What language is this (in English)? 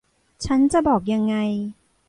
Thai